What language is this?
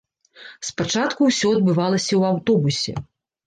Belarusian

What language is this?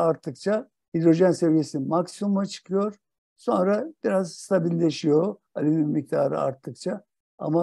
Turkish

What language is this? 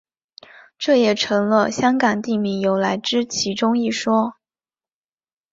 Chinese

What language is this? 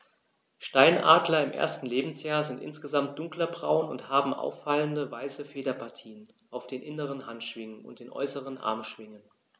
German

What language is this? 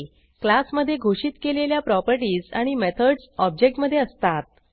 Marathi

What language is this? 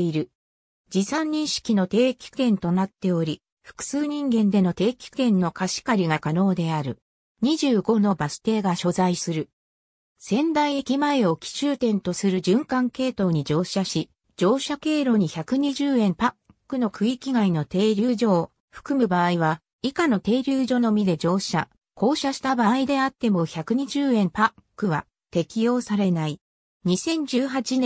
Japanese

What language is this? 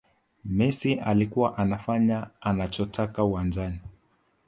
Swahili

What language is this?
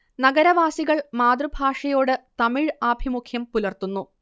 Malayalam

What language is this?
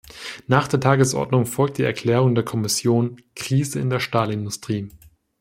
German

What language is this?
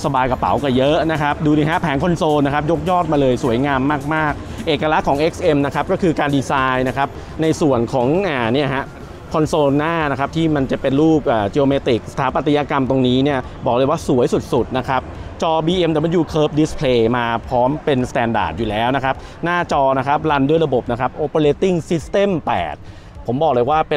Thai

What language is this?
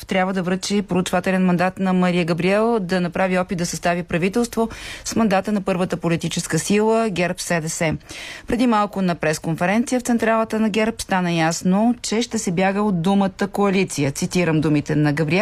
Bulgarian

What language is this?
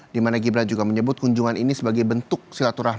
Indonesian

